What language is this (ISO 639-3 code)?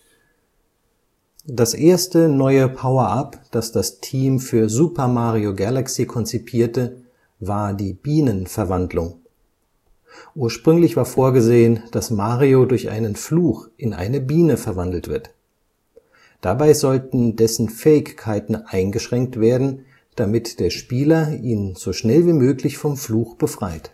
deu